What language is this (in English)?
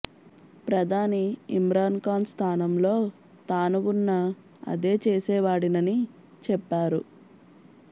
Telugu